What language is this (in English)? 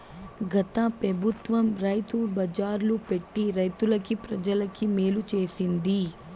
Telugu